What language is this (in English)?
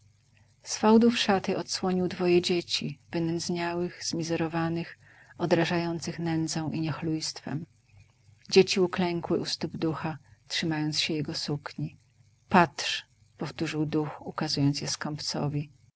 Polish